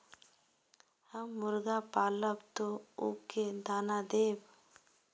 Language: Magahi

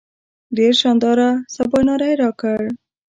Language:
Pashto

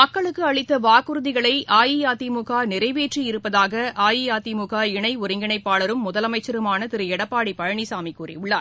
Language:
Tamil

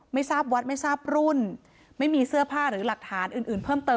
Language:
Thai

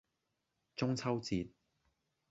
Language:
Cantonese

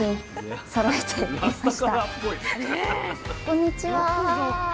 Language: Japanese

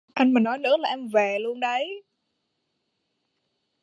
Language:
Vietnamese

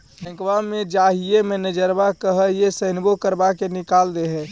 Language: Magahi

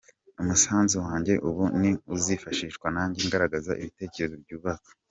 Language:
Kinyarwanda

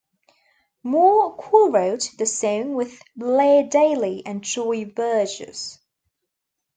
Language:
English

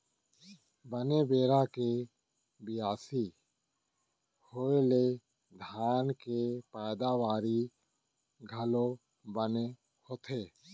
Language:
Chhattisgarhi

